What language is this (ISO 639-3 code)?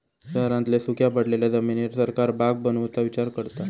mar